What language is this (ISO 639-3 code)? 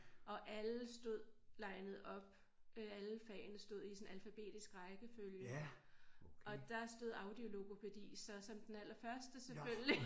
dan